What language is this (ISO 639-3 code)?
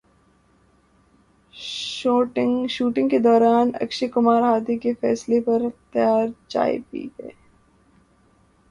urd